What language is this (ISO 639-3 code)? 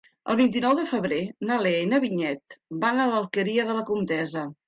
cat